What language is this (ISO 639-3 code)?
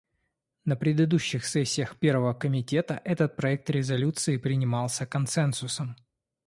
rus